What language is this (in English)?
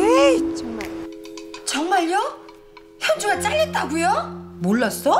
Korean